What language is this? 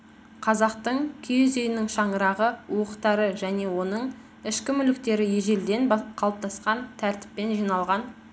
Kazakh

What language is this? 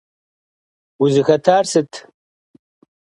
Kabardian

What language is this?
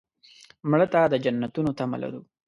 Pashto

